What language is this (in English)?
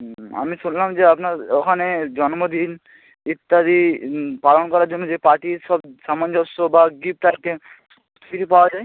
Bangla